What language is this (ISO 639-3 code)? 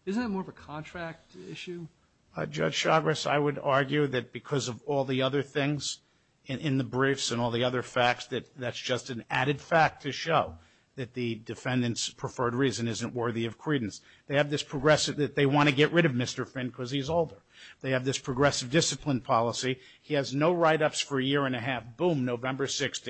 eng